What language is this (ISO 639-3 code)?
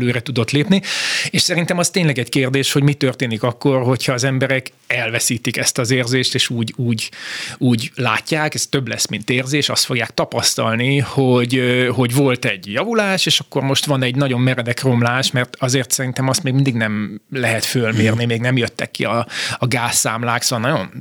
hun